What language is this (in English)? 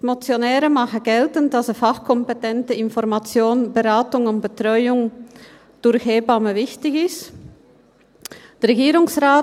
Swiss German